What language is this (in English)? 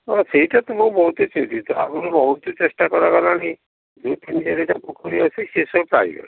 Odia